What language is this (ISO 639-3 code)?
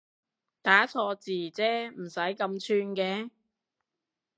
yue